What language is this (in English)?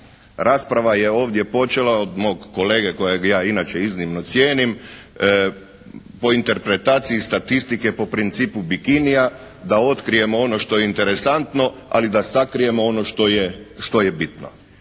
Croatian